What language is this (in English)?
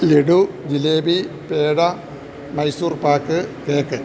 Malayalam